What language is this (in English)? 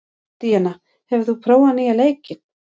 Icelandic